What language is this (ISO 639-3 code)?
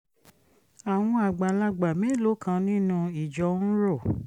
yor